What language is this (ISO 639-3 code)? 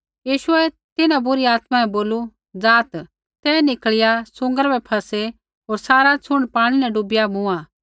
kfx